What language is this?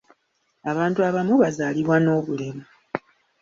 Ganda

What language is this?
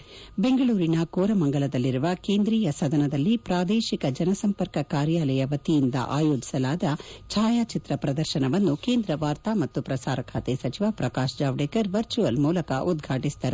Kannada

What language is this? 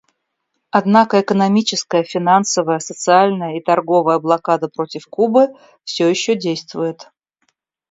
Russian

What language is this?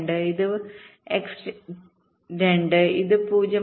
Malayalam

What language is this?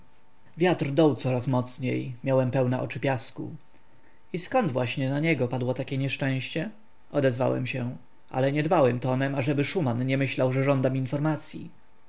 Polish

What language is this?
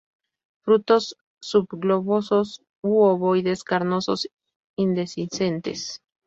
Spanish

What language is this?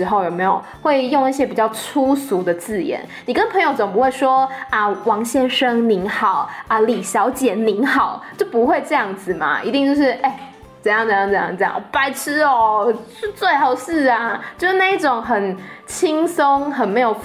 Chinese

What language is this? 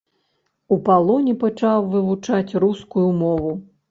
Belarusian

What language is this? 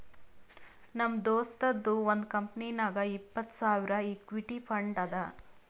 Kannada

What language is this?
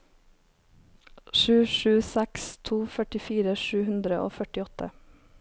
Norwegian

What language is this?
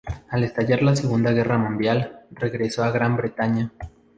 Spanish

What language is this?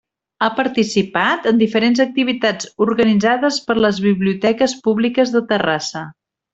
Catalan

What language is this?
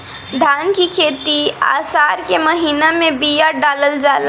Bhojpuri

